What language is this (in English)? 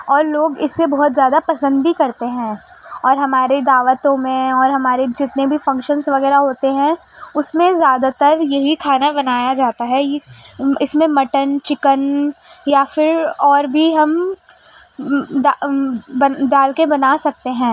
Urdu